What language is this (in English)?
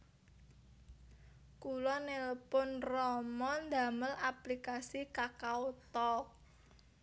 Javanese